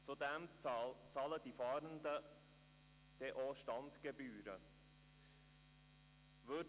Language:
Swiss German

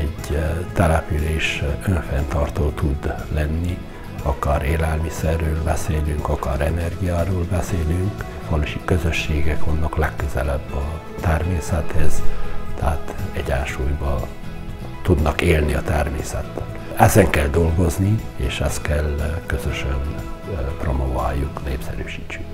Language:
Hungarian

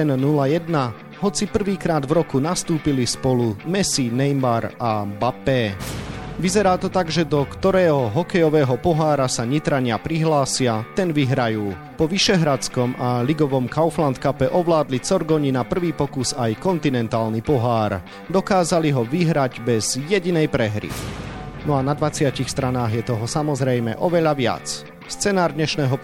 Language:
Slovak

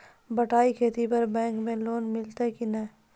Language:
Maithili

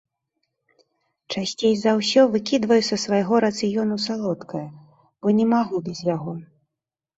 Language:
Belarusian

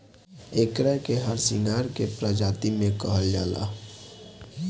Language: Bhojpuri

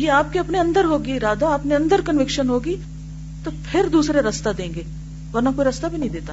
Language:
Urdu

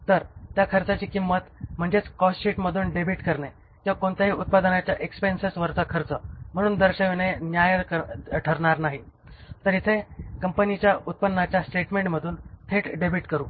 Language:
Marathi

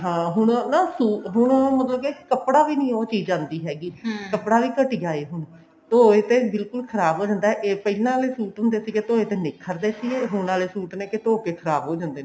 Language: Punjabi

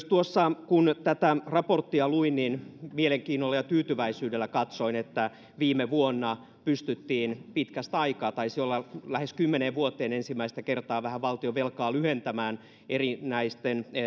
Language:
Finnish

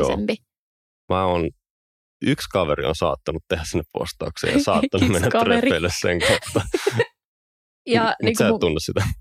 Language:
Finnish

